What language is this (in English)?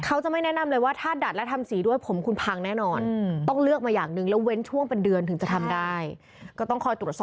Thai